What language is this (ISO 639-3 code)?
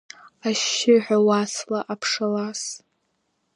abk